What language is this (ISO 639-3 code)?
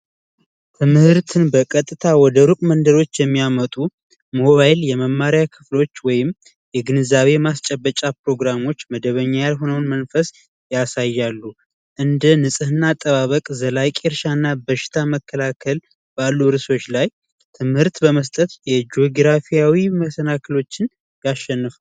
amh